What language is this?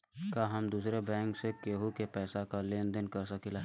Bhojpuri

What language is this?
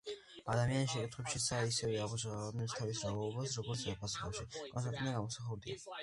Georgian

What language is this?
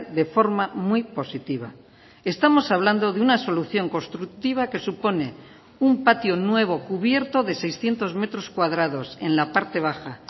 Spanish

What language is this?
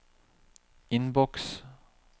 Norwegian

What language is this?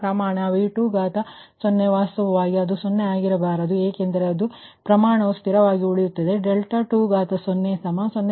Kannada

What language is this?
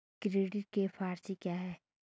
Hindi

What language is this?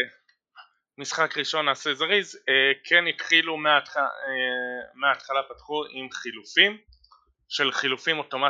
Hebrew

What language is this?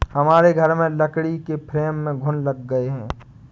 Hindi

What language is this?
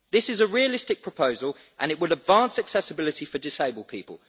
English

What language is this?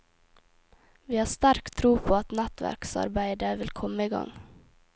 Norwegian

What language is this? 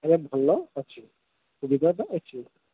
Odia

